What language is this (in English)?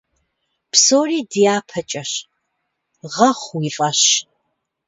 Kabardian